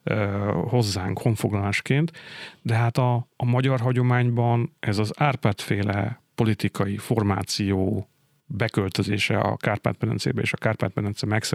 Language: Hungarian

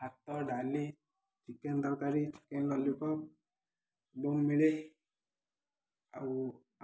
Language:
Odia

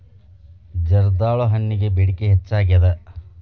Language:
Kannada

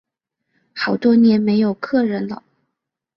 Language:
Chinese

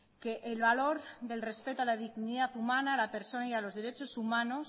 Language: Spanish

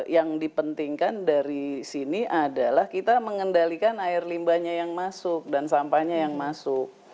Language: Indonesian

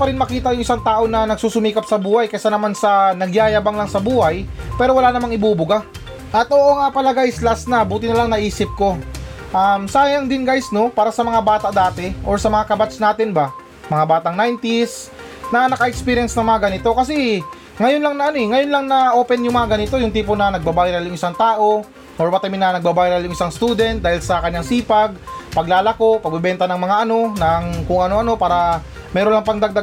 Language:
Filipino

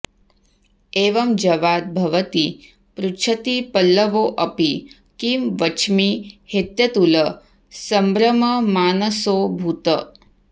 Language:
Sanskrit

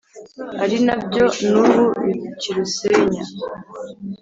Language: Kinyarwanda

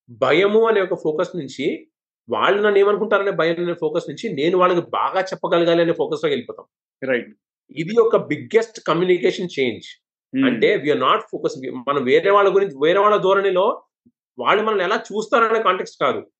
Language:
Telugu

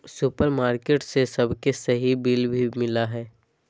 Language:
Magahi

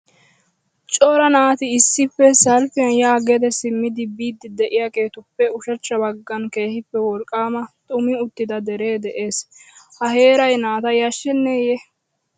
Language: Wolaytta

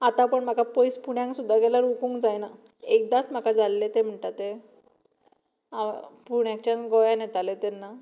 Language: Konkani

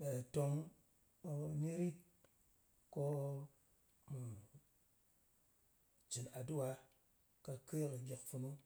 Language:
Ngas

